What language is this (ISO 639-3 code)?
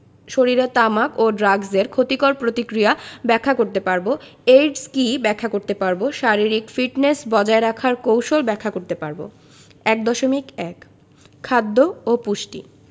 ben